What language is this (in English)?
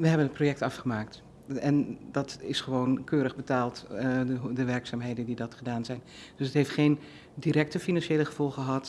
Dutch